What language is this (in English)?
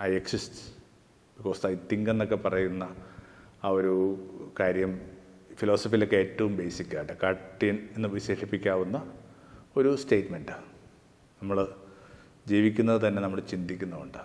Malayalam